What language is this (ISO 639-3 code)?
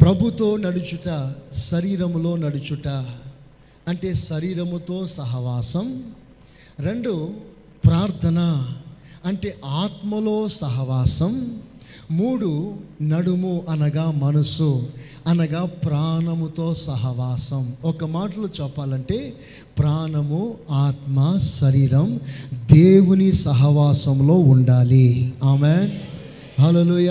tel